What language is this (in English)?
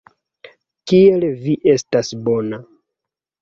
Esperanto